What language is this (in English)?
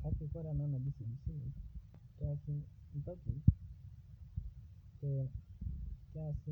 Masai